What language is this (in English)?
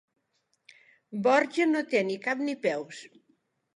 Catalan